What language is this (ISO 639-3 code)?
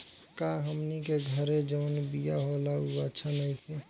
bho